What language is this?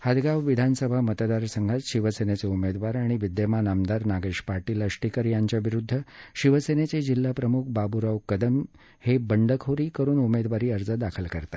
Marathi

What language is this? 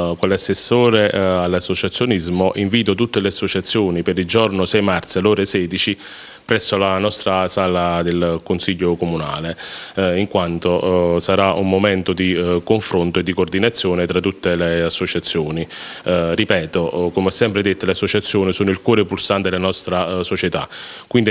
Italian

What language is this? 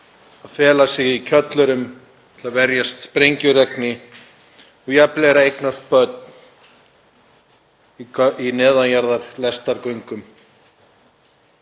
Icelandic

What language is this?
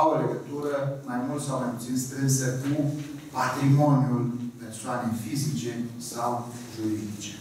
Romanian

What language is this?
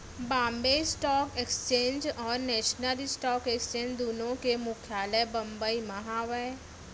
Chhattisgarhi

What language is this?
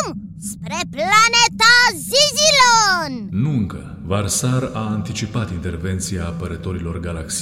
Romanian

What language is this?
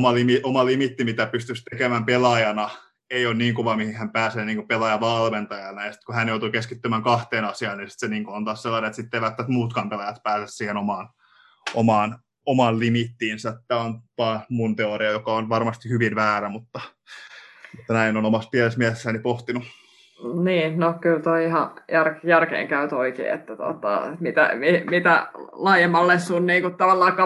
Finnish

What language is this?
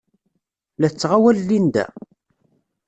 Kabyle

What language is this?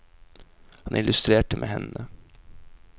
Norwegian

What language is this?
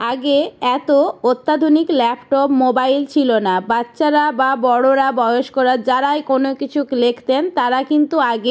Bangla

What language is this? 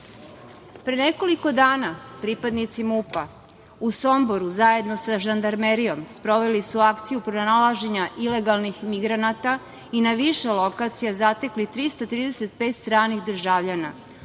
Serbian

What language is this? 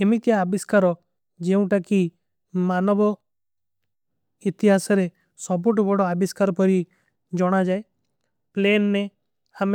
Kui (India)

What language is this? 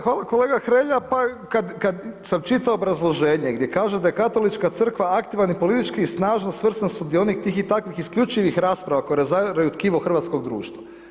Croatian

